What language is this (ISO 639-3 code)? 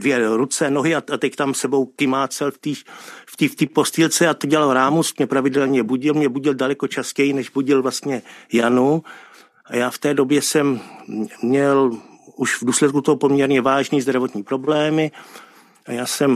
ces